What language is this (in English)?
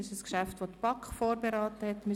Swiss German